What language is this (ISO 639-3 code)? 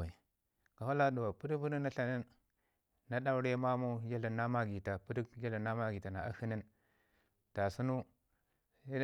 ngi